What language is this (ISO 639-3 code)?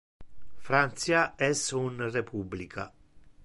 ina